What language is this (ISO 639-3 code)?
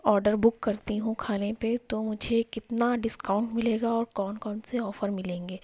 urd